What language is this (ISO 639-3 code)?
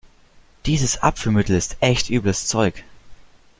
deu